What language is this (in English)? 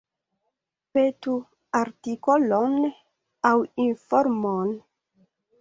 Esperanto